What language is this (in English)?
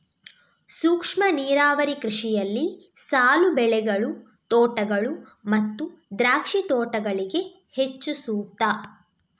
Kannada